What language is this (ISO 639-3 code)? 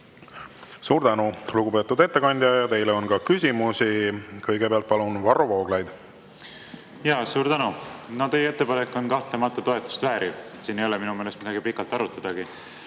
est